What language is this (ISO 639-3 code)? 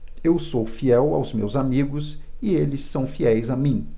por